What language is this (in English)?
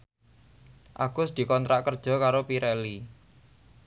Javanese